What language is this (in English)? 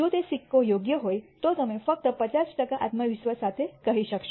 Gujarati